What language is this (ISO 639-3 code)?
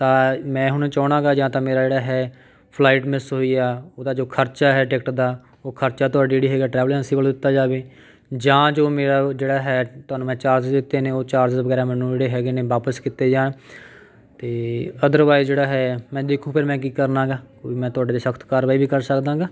pan